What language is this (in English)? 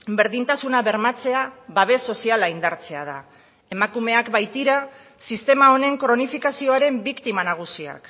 Basque